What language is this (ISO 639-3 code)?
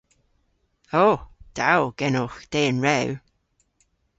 cor